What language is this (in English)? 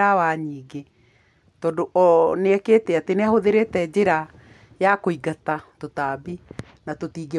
Kikuyu